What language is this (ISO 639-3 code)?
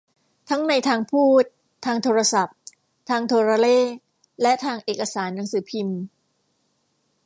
tha